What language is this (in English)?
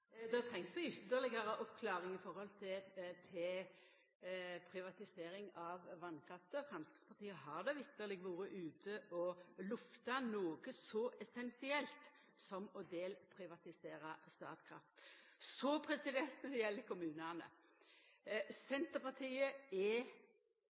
Norwegian Nynorsk